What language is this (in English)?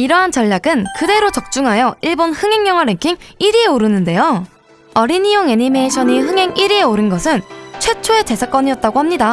Korean